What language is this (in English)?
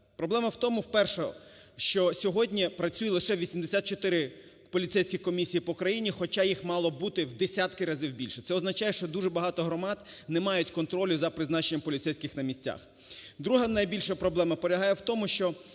Ukrainian